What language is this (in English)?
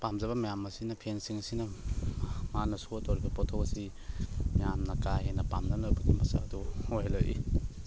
Manipuri